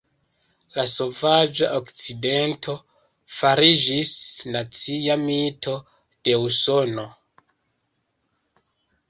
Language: Esperanto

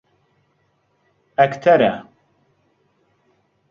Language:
Central Kurdish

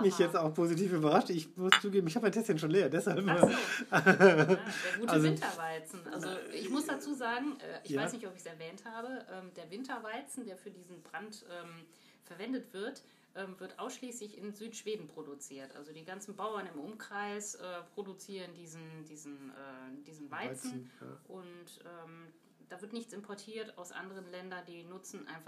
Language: German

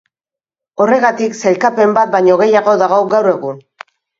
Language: Basque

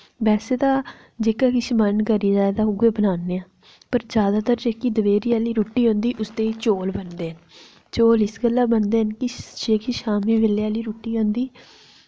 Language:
Dogri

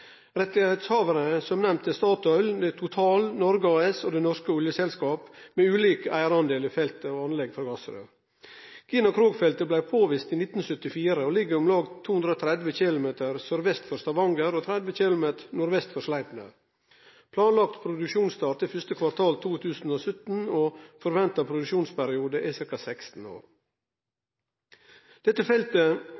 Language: Norwegian Nynorsk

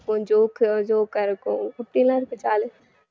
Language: Tamil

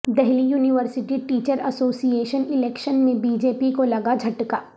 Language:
Urdu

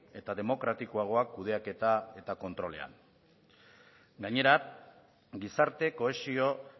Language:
Basque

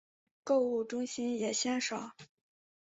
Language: Chinese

